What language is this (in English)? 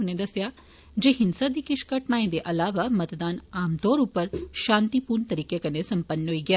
Dogri